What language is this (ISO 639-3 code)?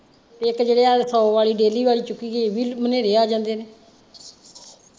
pan